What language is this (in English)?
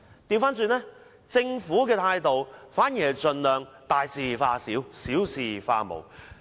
Cantonese